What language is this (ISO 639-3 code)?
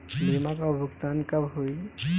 bho